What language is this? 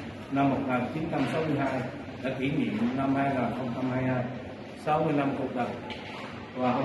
Vietnamese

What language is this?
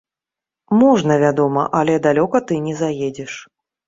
Belarusian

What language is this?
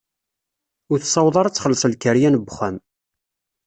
Kabyle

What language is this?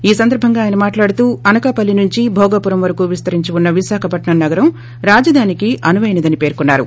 Telugu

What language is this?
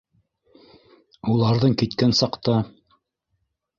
Bashkir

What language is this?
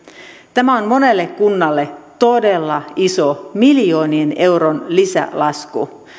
Finnish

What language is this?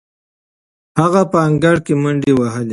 Pashto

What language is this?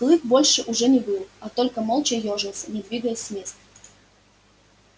Russian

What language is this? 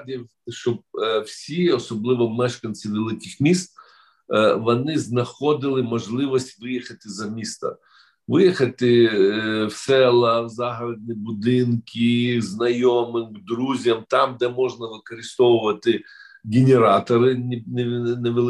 Ukrainian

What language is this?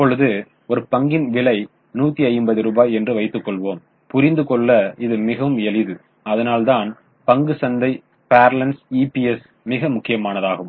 Tamil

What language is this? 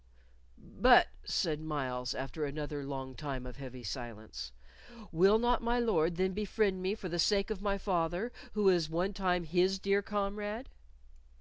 English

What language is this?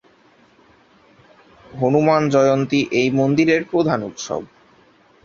Bangla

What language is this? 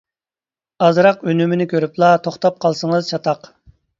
Uyghur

